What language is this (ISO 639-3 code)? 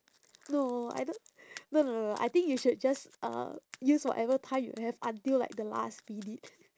eng